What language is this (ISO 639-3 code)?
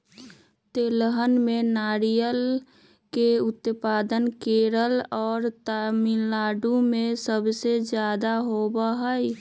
mag